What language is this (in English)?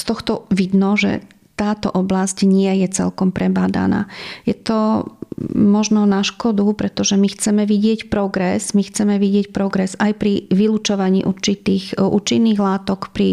Slovak